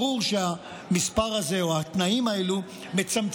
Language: Hebrew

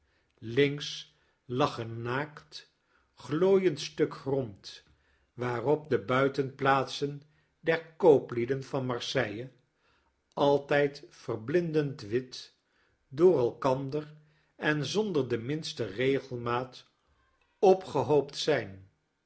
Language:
Dutch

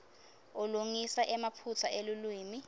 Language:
Swati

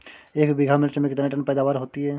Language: Hindi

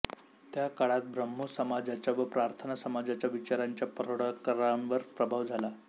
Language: Marathi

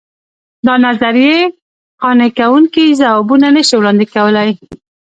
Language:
Pashto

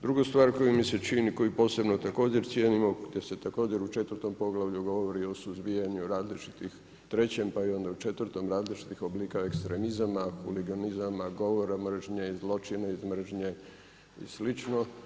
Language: Croatian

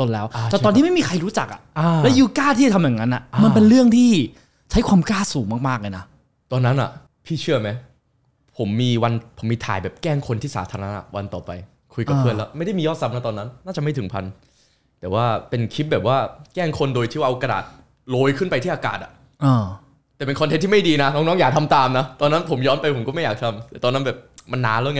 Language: Thai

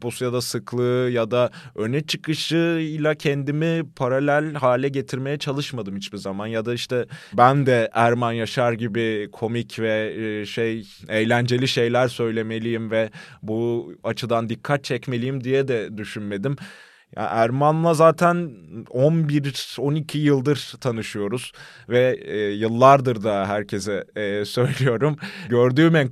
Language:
Turkish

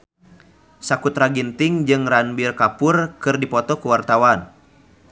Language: Sundanese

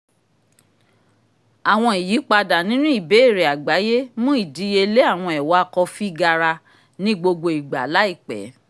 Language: Yoruba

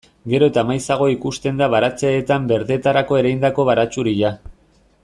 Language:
Basque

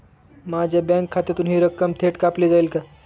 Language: Marathi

